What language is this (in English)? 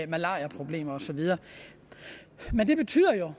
Danish